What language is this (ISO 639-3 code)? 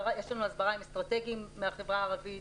heb